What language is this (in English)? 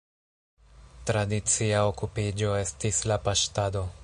Esperanto